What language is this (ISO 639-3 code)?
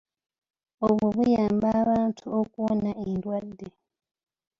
lug